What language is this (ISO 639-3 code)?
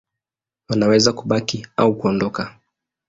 swa